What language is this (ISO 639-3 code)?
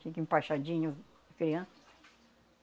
por